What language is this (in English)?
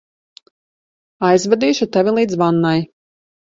Latvian